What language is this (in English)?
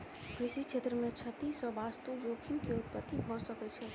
Maithili